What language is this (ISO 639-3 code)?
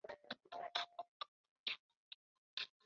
zho